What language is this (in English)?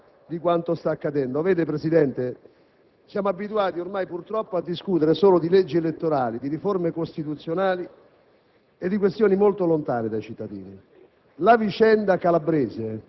Italian